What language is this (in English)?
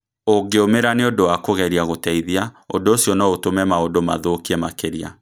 Kikuyu